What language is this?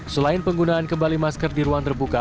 Indonesian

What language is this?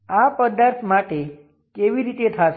Gujarati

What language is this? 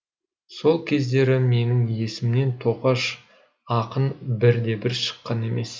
Kazakh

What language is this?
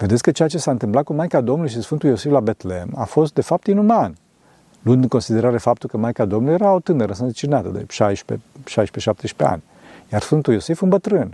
Romanian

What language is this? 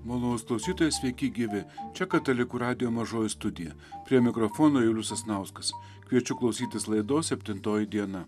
Lithuanian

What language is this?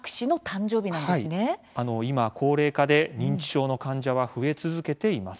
Japanese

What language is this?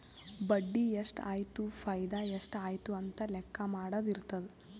Kannada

